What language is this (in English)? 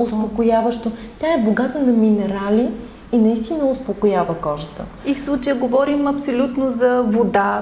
Bulgarian